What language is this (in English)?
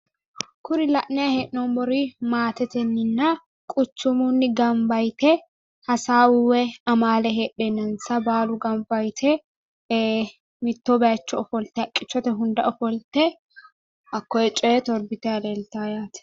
Sidamo